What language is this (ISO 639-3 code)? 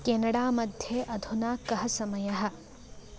san